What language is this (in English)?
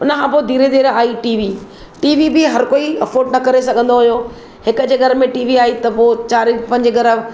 Sindhi